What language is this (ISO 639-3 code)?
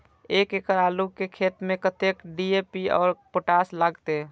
mai